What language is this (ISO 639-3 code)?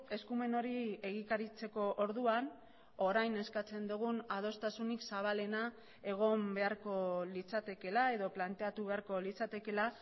eus